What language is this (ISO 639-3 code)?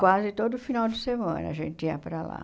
por